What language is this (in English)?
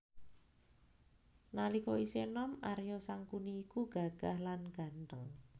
Javanese